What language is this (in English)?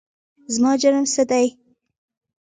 Pashto